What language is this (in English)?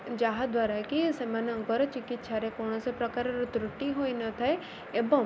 Odia